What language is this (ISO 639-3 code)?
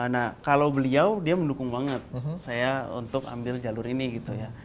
ind